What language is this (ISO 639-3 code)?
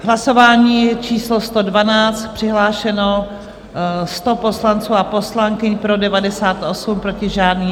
ces